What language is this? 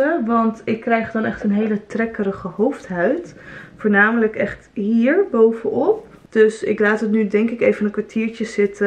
Dutch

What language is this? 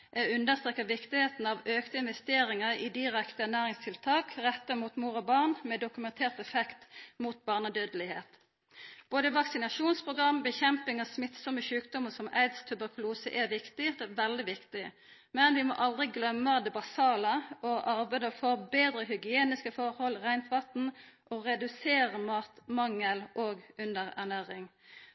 Norwegian Nynorsk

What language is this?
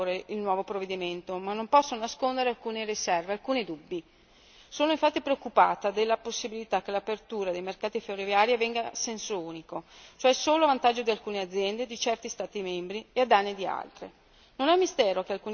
Italian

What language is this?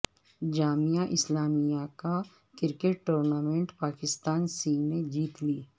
Urdu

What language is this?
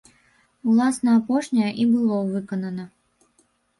Belarusian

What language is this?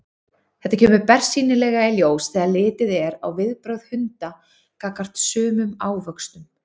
Icelandic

